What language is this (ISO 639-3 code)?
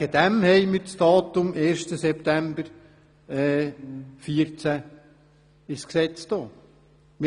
gsw